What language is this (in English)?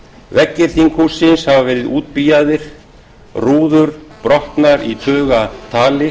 Icelandic